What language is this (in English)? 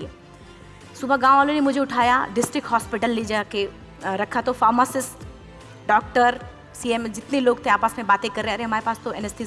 Indonesian